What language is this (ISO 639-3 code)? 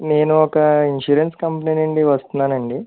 tel